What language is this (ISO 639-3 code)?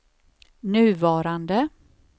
swe